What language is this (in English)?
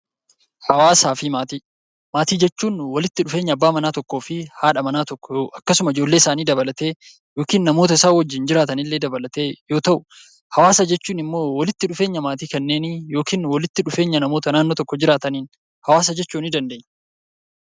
Oromo